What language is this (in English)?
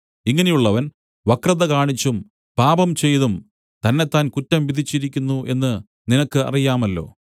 Malayalam